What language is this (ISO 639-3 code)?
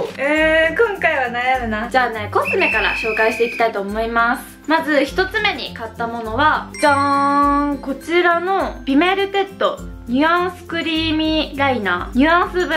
jpn